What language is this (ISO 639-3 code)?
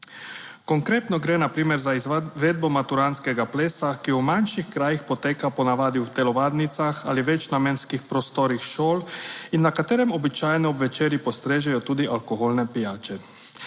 slv